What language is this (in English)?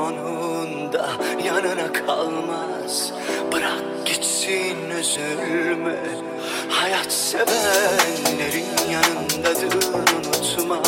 Turkish